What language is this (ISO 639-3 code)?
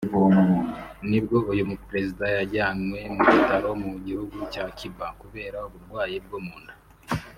kin